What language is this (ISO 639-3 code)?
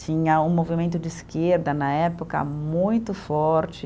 por